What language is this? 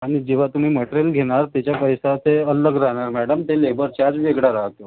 Marathi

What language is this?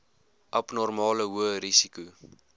Afrikaans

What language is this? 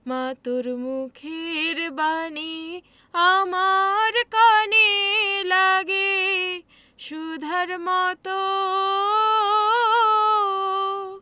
Bangla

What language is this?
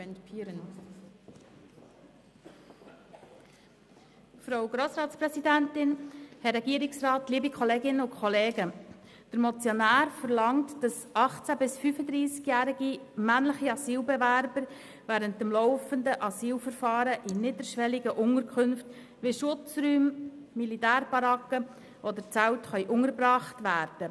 Swiss German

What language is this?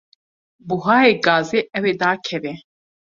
Kurdish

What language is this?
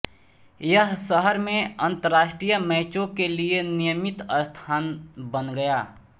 Hindi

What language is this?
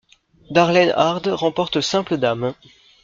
French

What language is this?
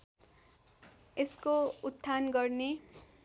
Nepali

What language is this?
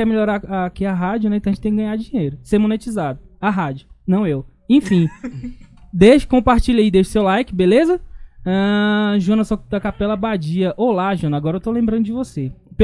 Portuguese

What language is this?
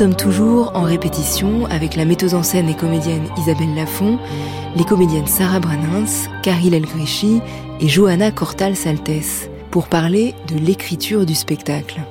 French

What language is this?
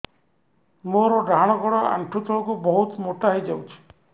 Odia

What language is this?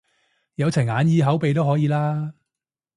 Cantonese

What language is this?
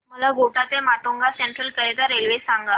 Marathi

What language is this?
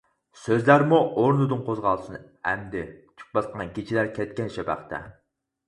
Uyghur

